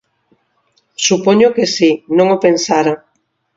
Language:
Galician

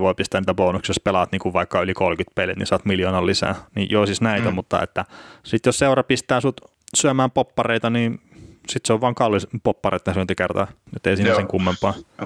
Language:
Finnish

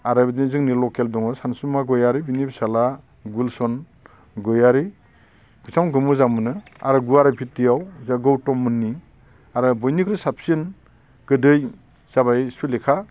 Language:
Bodo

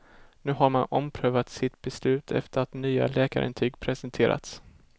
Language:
Swedish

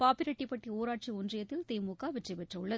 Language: Tamil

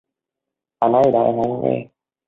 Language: Vietnamese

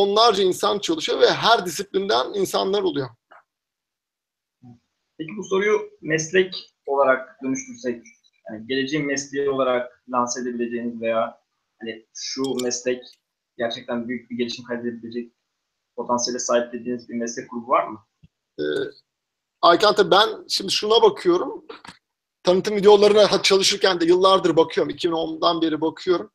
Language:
Turkish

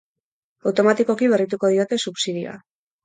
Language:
Basque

